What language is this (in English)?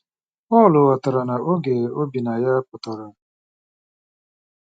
Igbo